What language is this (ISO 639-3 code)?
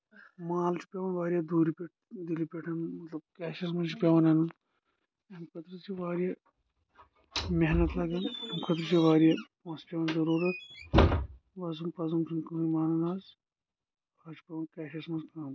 kas